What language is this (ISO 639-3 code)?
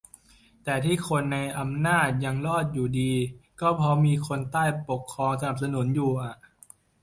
tha